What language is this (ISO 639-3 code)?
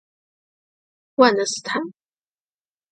zho